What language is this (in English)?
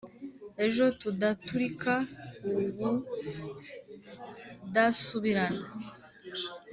Kinyarwanda